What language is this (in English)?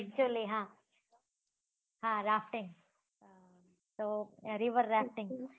Gujarati